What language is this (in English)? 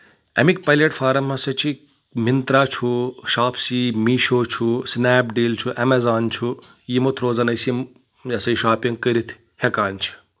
Kashmiri